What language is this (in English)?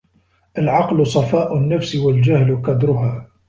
Arabic